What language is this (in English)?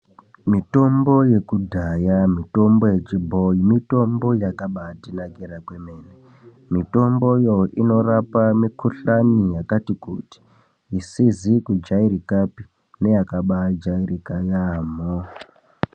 Ndau